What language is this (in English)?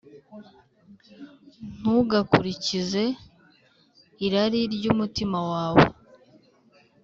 Kinyarwanda